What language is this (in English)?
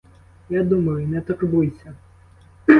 Ukrainian